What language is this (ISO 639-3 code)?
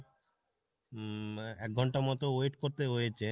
ben